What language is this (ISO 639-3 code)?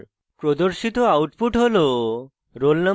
ben